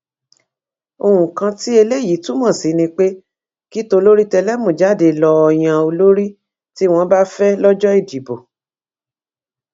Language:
Yoruba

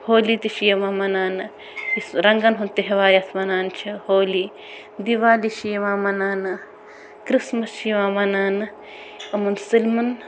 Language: Kashmiri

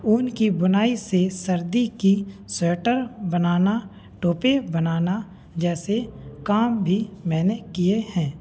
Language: Hindi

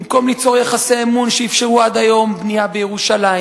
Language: Hebrew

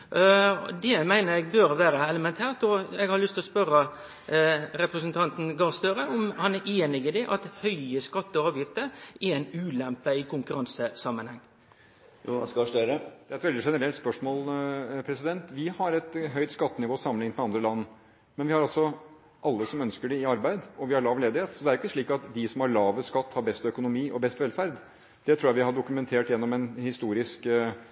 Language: Norwegian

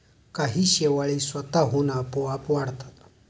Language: Marathi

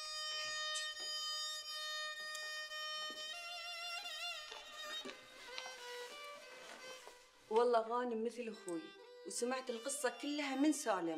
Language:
Arabic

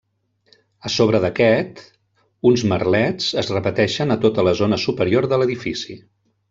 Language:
Catalan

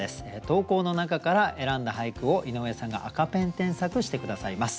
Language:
Japanese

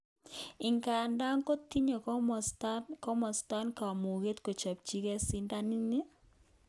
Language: Kalenjin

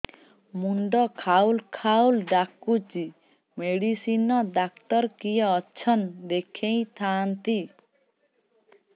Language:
Odia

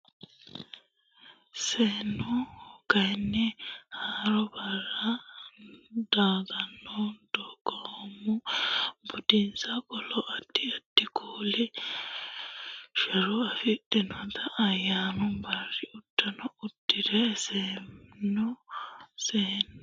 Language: Sidamo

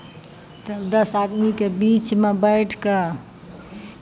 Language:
Maithili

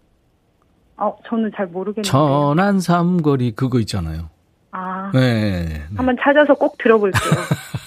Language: Korean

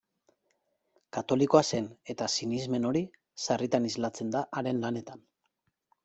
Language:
Basque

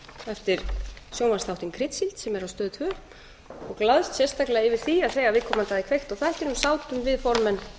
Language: Icelandic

